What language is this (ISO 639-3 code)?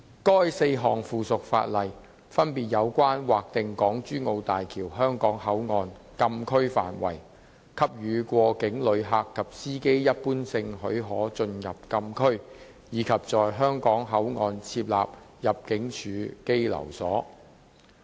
yue